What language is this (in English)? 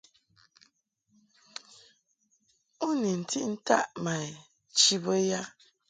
Mungaka